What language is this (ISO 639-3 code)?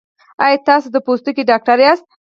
pus